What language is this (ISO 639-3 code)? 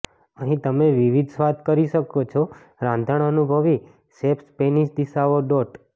guj